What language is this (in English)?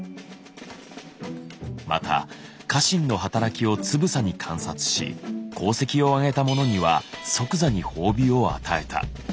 Japanese